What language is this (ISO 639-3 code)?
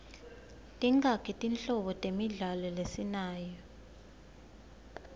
ssw